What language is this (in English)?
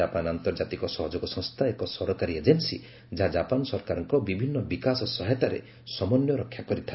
Odia